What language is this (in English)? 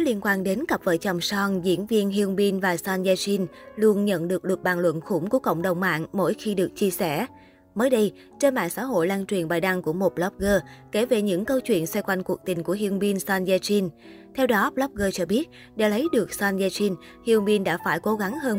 Vietnamese